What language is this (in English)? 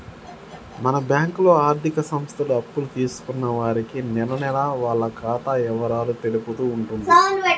Telugu